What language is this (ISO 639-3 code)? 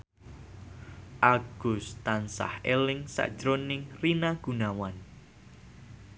jav